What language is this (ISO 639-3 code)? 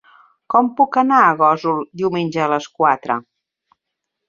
cat